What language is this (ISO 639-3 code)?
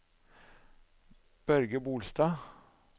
nor